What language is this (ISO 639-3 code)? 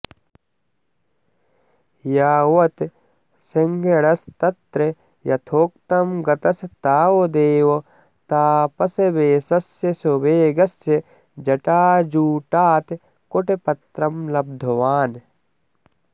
san